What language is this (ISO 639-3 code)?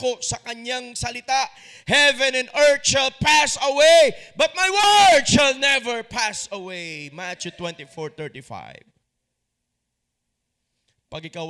fil